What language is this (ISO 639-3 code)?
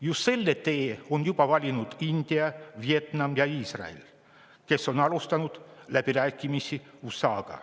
est